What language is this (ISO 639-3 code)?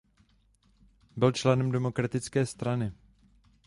ces